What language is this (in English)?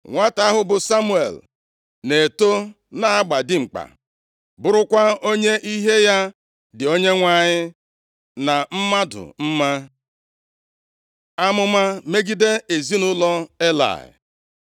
Igbo